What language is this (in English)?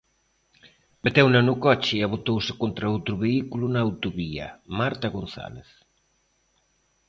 Galician